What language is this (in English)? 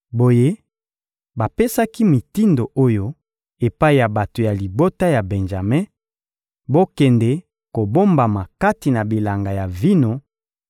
Lingala